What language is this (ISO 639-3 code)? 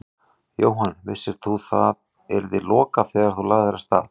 isl